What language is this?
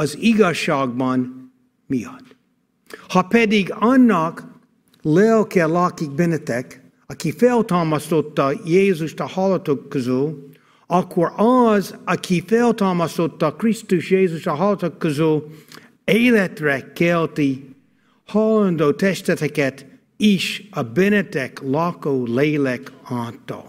Hungarian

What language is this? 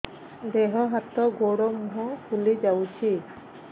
Odia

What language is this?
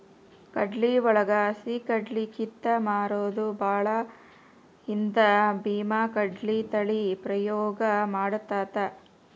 Kannada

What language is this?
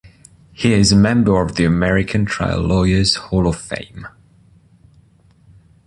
English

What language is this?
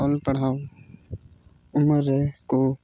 Santali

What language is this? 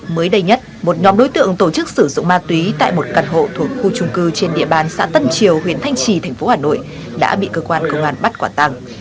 Vietnamese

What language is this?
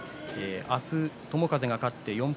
Japanese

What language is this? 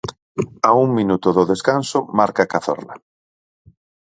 Galician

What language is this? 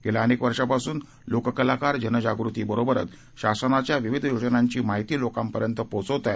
Marathi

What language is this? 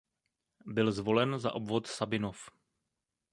Czech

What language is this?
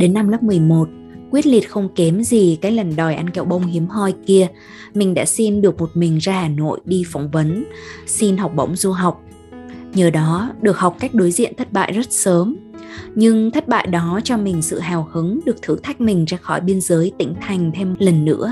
Vietnamese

